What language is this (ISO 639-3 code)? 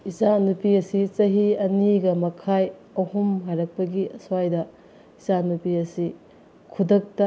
mni